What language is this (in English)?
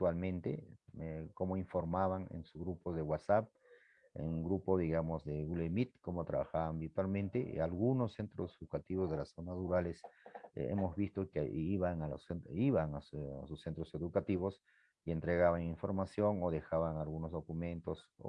Spanish